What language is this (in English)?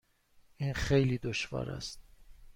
Persian